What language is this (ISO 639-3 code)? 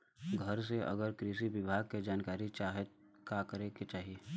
bho